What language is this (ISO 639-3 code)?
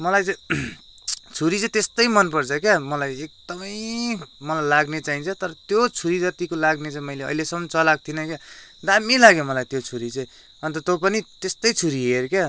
nep